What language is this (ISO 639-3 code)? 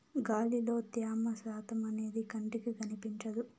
tel